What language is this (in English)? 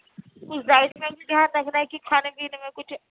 Urdu